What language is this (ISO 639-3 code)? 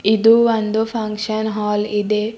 kan